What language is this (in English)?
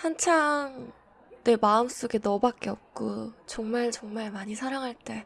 Korean